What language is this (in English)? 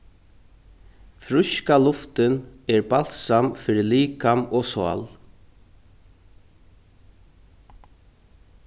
Faroese